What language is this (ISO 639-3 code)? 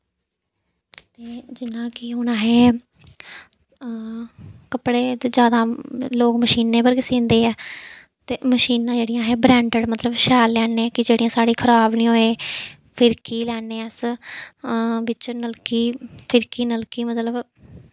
doi